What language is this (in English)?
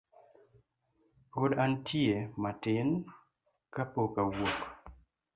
Luo (Kenya and Tanzania)